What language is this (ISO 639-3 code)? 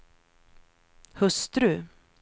swe